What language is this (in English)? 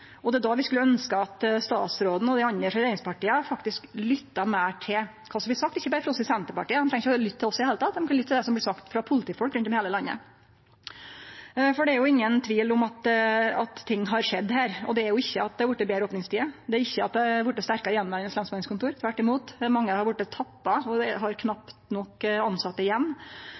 Norwegian Nynorsk